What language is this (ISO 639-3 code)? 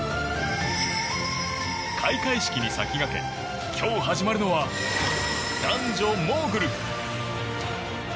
jpn